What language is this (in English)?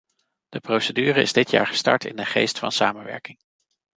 Dutch